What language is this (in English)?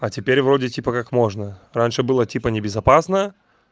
Russian